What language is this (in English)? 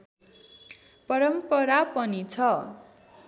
Nepali